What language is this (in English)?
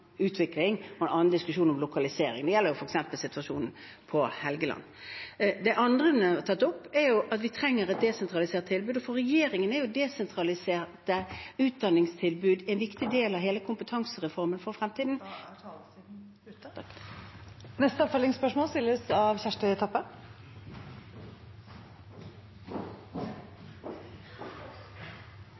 Norwegian